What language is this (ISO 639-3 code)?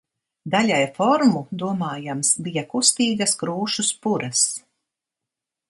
lav